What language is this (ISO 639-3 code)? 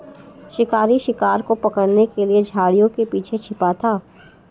hin